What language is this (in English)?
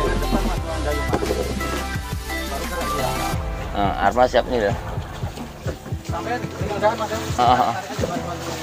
Indonesian